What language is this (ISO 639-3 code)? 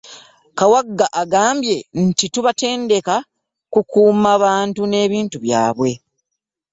lug